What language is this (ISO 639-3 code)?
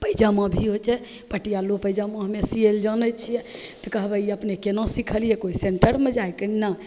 mai